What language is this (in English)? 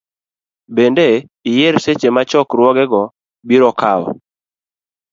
Luo (Kenya and Tanzania)